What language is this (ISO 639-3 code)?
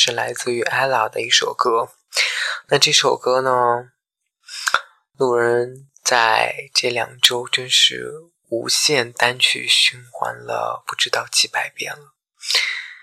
zho